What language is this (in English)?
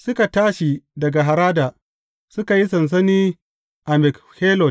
Hausa